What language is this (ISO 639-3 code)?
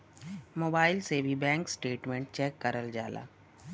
bho